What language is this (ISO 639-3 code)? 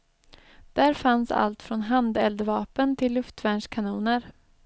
swe